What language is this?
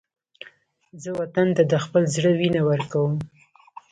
Pashto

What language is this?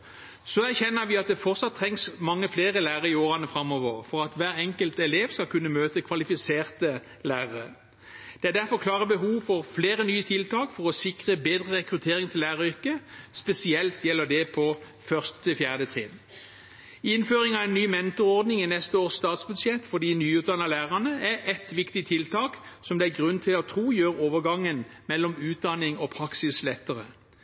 Norwegian Bokmål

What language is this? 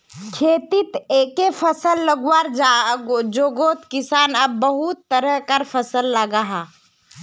Magahi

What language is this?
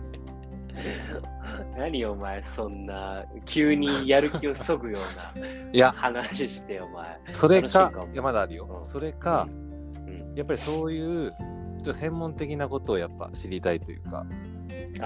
Japanese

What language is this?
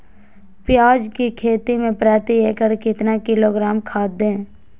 Magahi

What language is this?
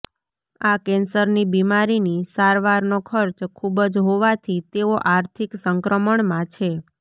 Gujarati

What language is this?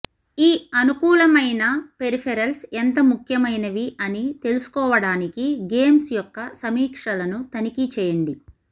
Telugu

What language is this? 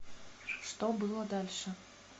Russian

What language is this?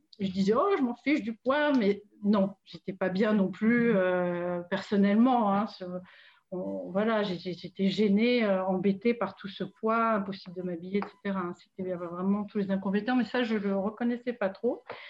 French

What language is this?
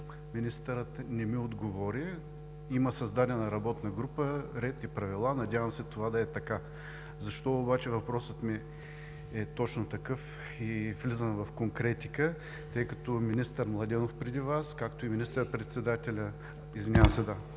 Bulgarian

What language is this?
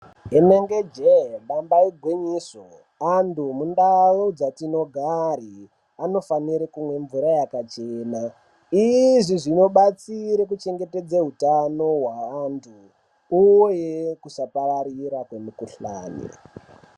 Ndau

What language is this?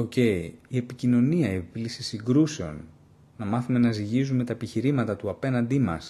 Greek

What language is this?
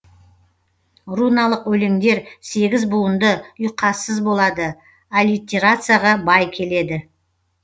Kazakh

